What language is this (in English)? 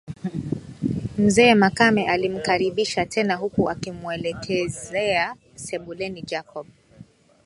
Swahili